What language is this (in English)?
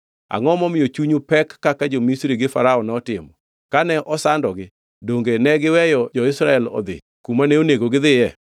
Luo (Kenya and Tanzania)